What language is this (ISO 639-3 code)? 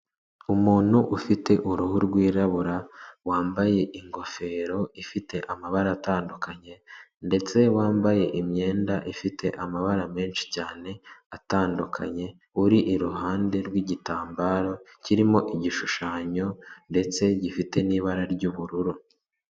kin